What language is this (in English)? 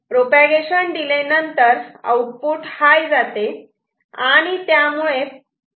Marathi